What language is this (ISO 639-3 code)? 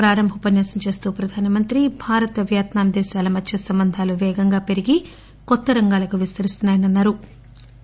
tel